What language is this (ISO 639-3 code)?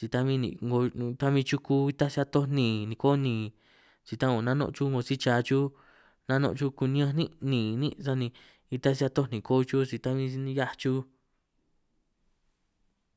trq